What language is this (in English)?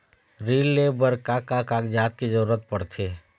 Chhattisgarhi